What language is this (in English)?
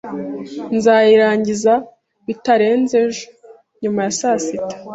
Kinyarwanda